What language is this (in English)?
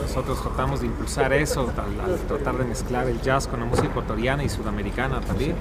Spanish